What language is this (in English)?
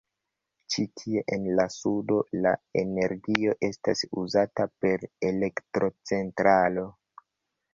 Esperanto